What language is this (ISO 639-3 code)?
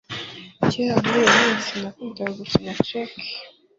kin